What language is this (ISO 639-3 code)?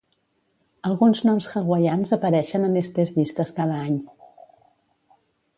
cat